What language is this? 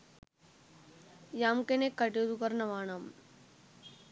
Sinhala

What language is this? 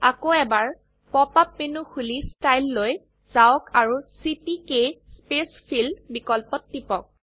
Assamese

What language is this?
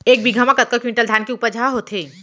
Chhattisgarhi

